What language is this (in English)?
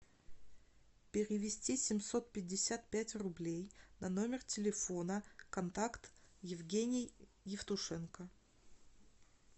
Russian